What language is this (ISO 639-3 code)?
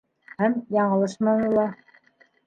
bak